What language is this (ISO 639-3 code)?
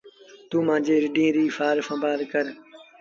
sbn